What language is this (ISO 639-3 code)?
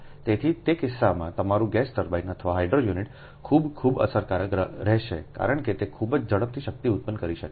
guj